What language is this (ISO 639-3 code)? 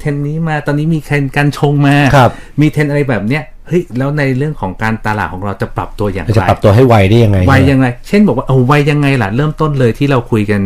tha